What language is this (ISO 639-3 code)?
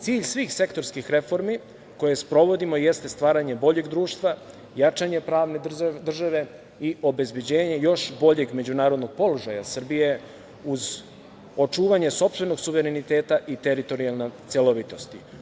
srp